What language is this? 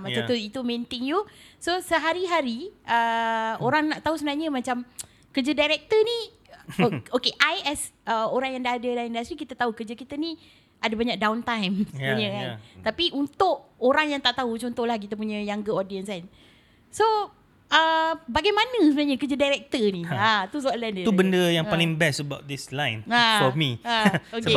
Malay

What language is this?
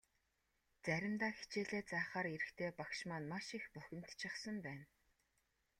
Mongolian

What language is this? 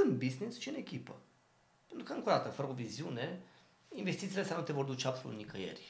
Romanian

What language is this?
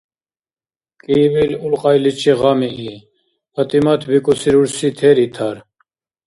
Dargwa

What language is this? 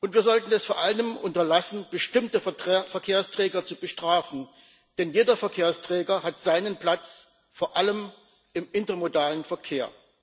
German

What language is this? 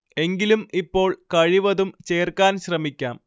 Malayalam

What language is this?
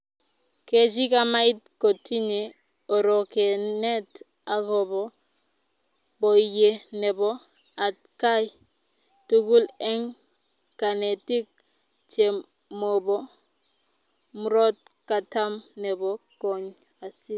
Kalenjin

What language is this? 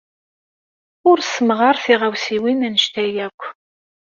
Kabyle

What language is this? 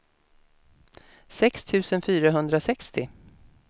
Swedish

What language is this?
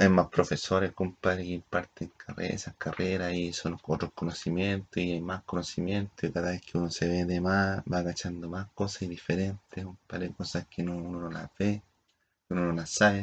Spanish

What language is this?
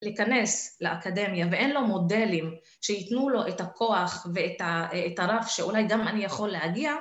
Hebrew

